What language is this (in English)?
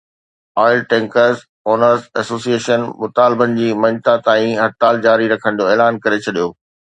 Sindhi